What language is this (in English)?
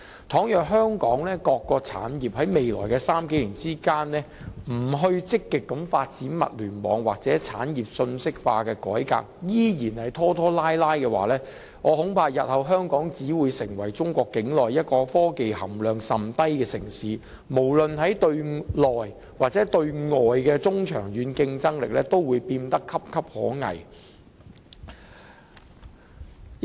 Cantonese